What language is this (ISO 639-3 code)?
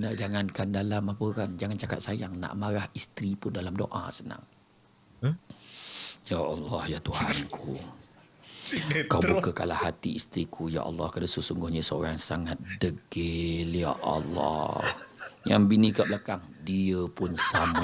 msa